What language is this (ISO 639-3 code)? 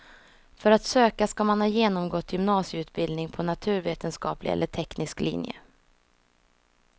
swe